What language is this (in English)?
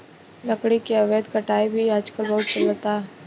Bhojpuri